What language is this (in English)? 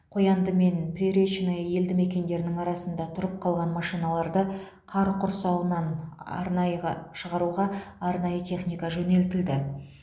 Kazakh